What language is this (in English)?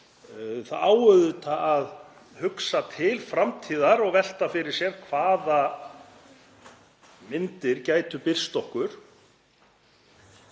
Icelandic